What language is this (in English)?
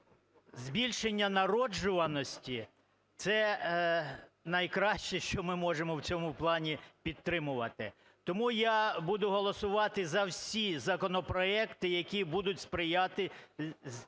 Ukrainian